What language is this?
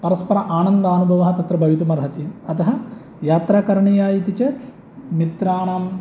Sanskrit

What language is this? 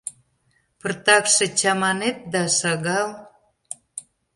Mari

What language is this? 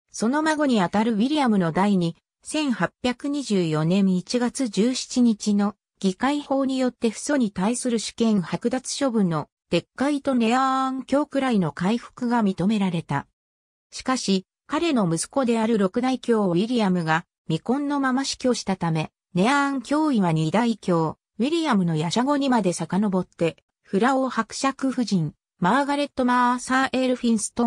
Japanese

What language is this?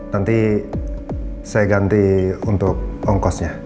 Indonesian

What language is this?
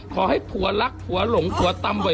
Thai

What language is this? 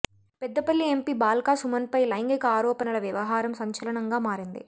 Telugu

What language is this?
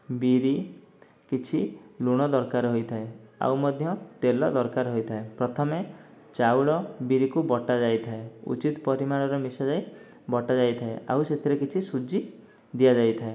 Odia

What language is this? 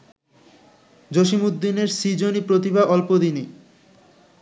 Bangla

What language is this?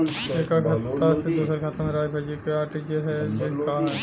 Bhojpuri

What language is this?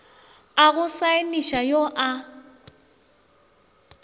Northern Sotho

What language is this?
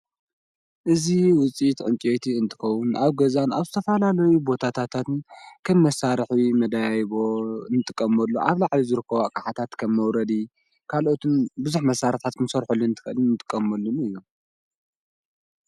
Tigrinya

